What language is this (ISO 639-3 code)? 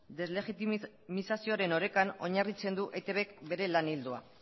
eus